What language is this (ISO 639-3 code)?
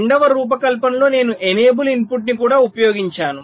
tel